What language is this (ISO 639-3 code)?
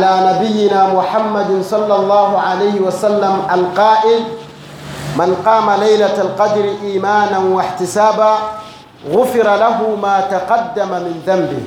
swa